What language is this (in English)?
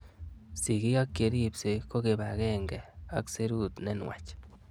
Kalenjin